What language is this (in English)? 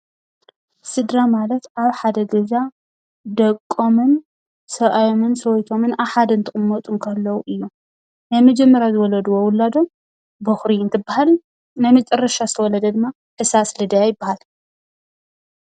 Tigrinya